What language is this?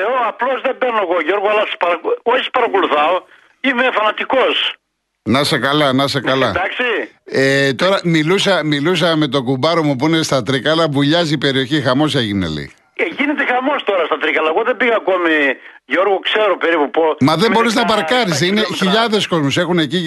Greek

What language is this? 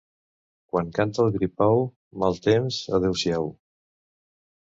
Catalan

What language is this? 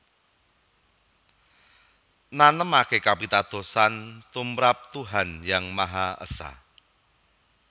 Javanese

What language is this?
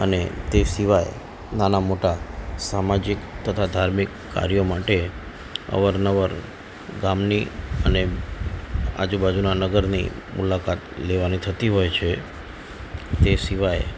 Gujarati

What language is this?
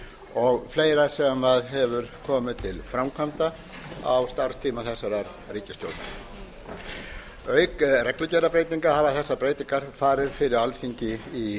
Icelandic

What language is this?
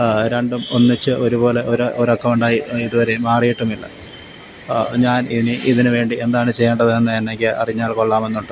Malayalam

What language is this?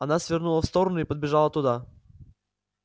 Russian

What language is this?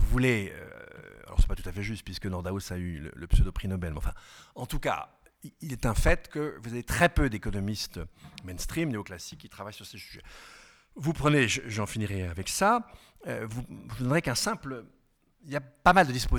French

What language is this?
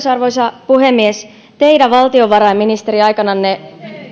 Finnish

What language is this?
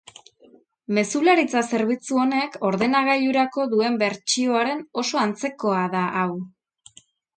Basque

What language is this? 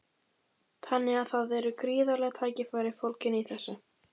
Icelandic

